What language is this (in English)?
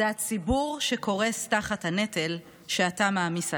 Hebrew